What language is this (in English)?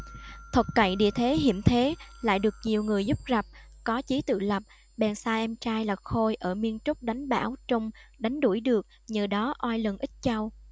Vietnamese